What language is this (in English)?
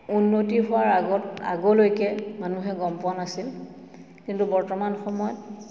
Assamese